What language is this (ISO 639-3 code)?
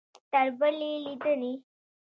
pus